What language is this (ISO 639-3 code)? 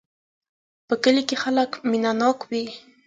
pus